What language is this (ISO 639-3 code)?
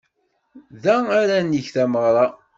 kab